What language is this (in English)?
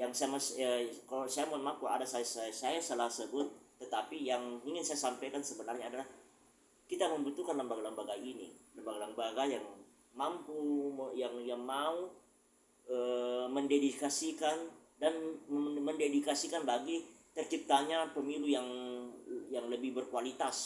Indonesian